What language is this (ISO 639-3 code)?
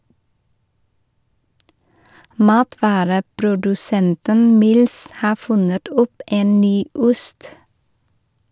nor